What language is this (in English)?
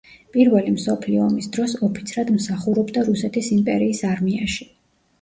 Georgian